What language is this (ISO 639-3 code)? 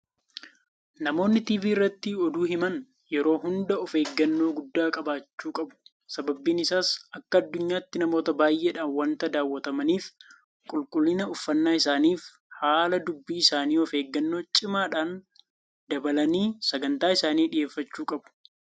orm